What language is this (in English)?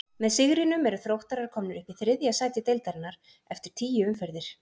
Icelandic